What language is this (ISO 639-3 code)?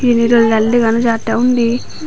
ccp